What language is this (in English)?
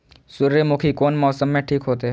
Maithili